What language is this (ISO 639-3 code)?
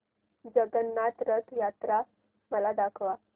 mar